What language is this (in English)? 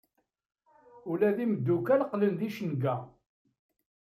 Kabyle